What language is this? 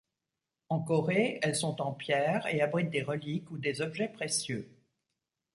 French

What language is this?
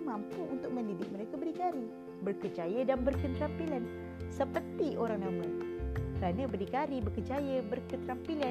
Malay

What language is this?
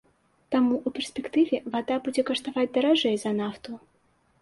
Belarusian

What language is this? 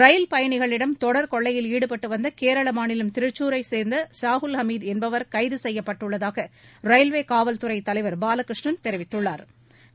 Tamil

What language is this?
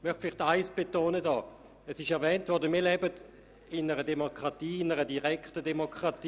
Swiss German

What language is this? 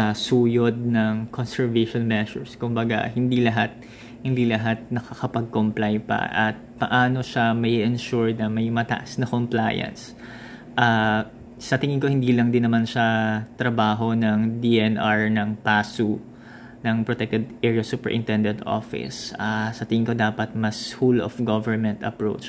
Filipino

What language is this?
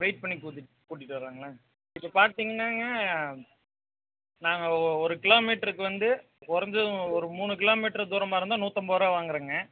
Tamil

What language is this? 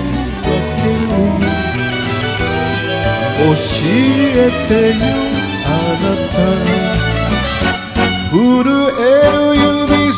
Romanian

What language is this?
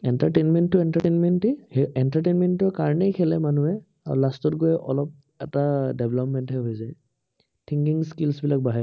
Assamese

